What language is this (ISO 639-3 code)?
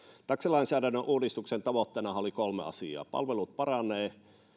fin